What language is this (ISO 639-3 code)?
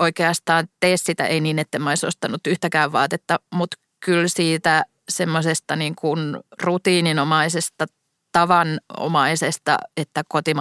fin